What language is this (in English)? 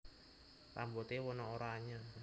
Javanese